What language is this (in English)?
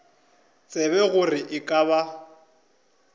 Northern Sotho